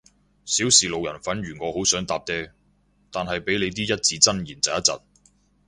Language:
Cantonese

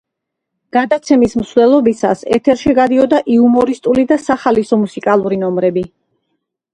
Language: Georgian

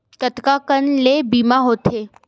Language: Chhattisgarhi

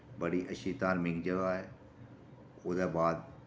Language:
Dogri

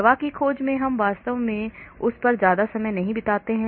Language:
Hindi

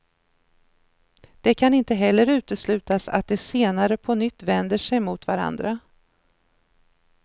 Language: Swedish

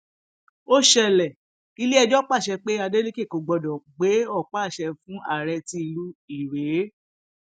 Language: Yoruba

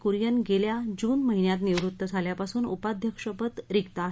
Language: Marathi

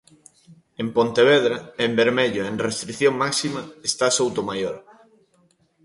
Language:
Galician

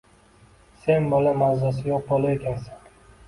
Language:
Uzbek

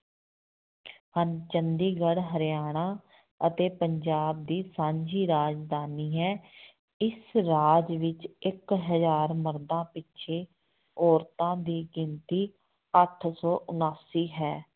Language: Punjabi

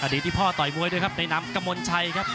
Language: Thai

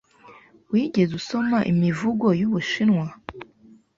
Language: Kinyarwanda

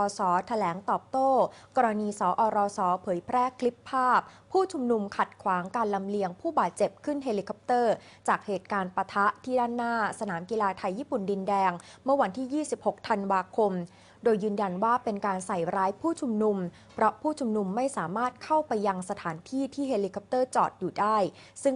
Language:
Thai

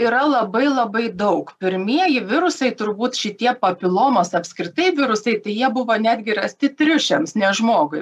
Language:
Lithuanian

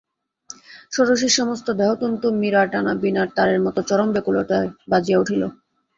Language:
Bangla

